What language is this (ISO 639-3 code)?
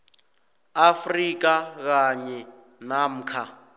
nbl